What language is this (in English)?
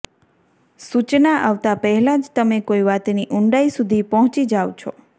Gujarati